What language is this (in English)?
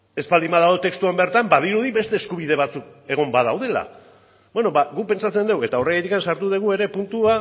Basque